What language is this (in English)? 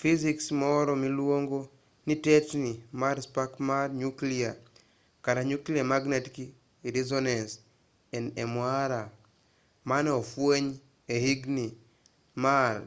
Luo (Kenya and Tanzania)